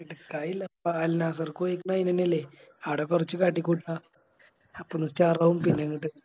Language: Malayalam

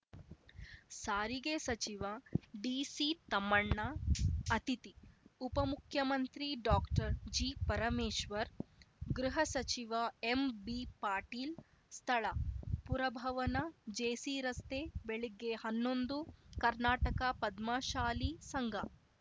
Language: Kannada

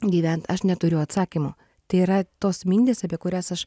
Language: Lithuanian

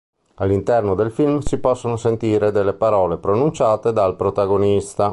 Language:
Italian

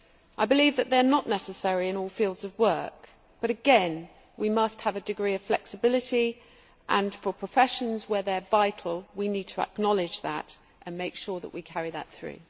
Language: English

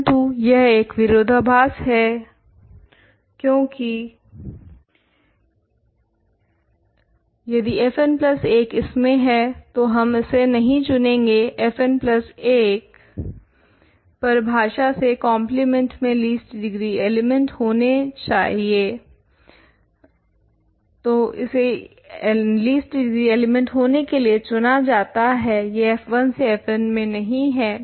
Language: Hindi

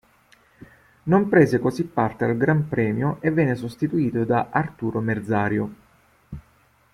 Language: Italian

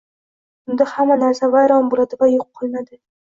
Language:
Uzbek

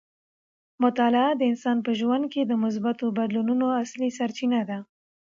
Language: Pashto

